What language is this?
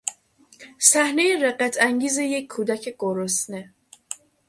Persian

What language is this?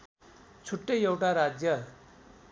Nepali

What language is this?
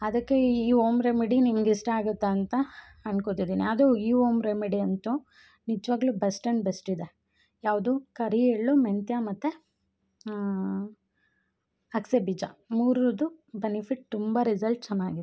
Kannada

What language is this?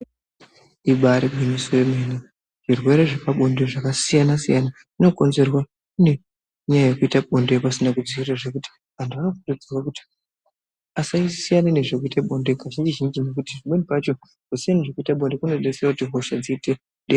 Ndau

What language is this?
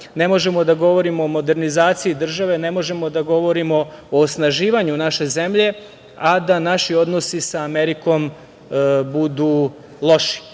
Serbian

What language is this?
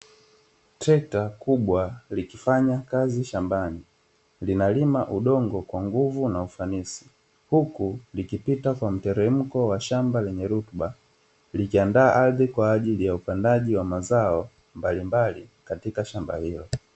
Swahili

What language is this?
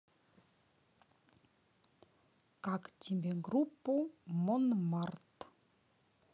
Russian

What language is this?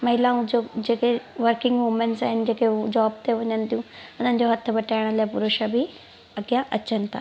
Sindhi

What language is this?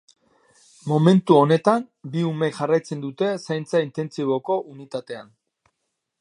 Basque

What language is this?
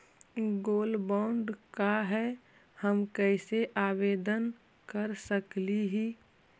Magahi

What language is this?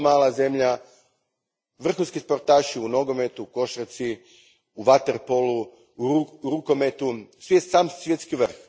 Croatian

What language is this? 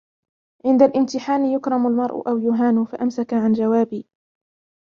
Arabic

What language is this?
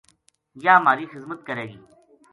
Gujari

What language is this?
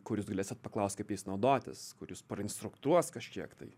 Lithuanian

